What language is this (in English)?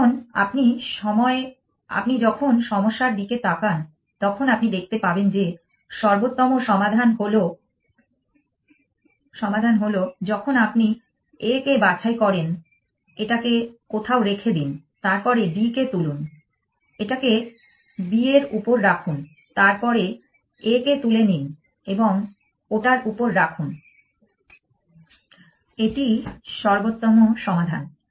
Bangla